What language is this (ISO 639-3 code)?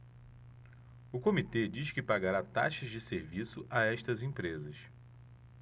por